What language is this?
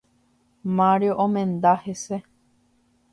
Guarani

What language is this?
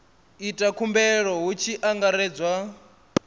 Venda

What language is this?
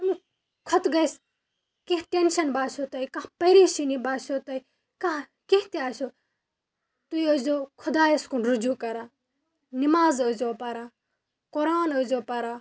Kashmiri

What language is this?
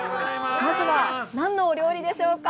Japanese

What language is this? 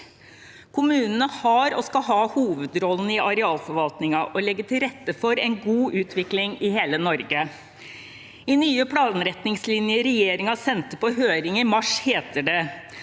Norwegian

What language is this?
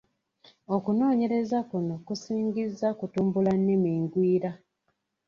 Ganda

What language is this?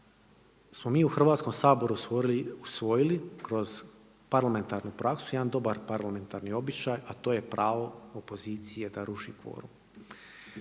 Croatian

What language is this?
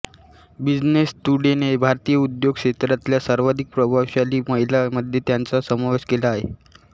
Marathi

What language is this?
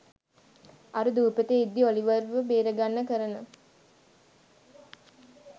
Sinhala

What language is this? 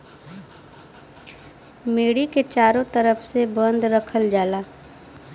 Bhojpuri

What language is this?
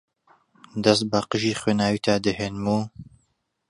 Central Kurdish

